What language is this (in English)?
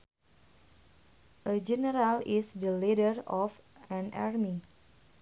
Sundanese